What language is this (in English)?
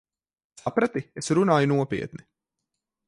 Latvian